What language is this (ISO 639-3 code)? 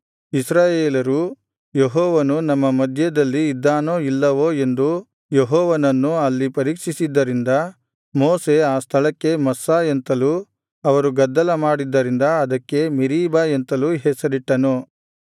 kan